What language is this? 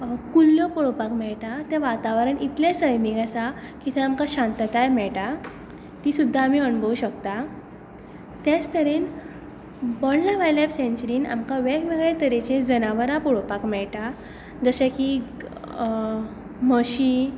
Konkani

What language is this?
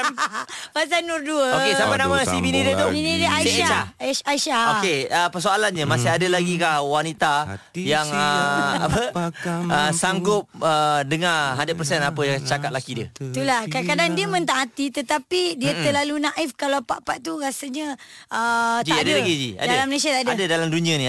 Malay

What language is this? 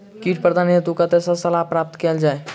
Maithili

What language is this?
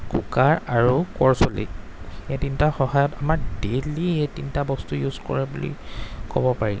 Assamese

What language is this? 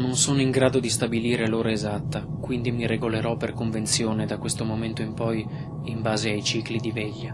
Italian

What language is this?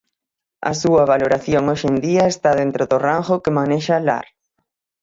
Galician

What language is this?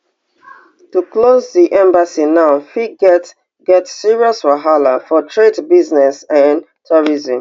Nigerian Pidgin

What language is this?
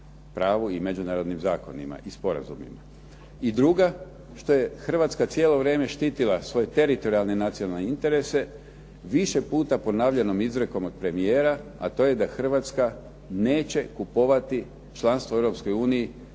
Croatian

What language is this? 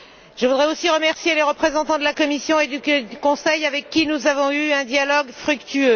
French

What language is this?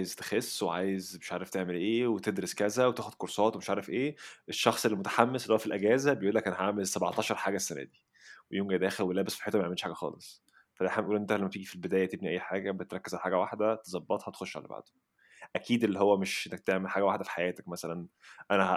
Arabic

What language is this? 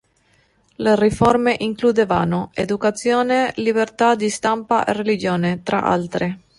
Italian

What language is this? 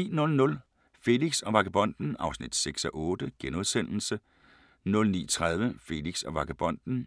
Danish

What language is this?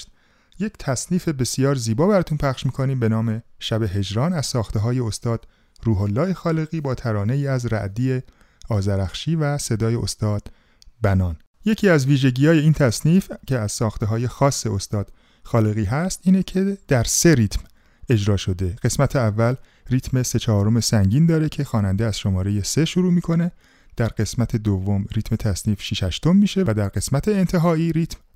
Persian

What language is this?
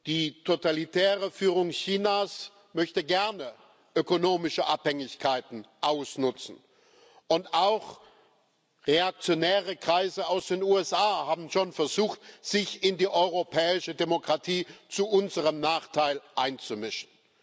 German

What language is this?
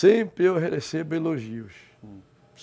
Portuguese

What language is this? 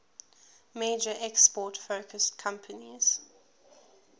English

